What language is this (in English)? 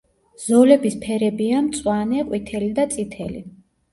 Georgian